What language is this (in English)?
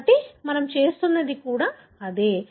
Telugu